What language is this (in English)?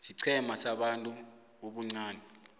South Ndebele